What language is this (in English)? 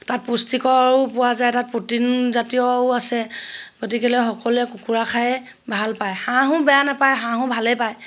Assamese